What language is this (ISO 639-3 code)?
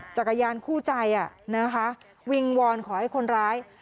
tha